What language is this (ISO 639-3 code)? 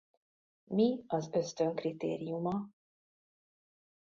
hun